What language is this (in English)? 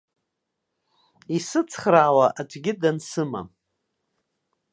Abkhazian